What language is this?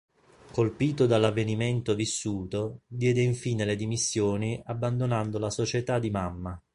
Italian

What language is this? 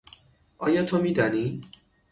Persian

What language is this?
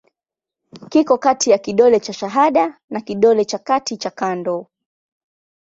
Swahili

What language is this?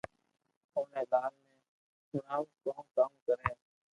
Loarki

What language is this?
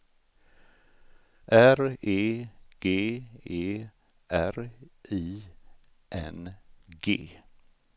Swedish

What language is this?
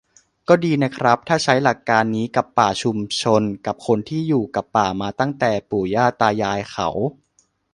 Thai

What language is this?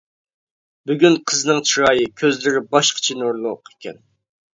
Uyghur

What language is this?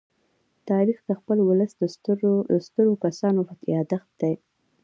Pashto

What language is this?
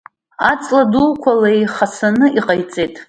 Abkhazian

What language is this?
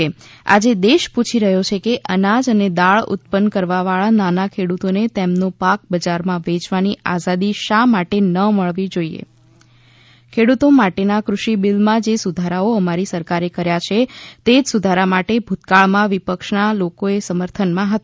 Gujarati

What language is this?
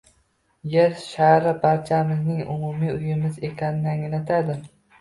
Uzbek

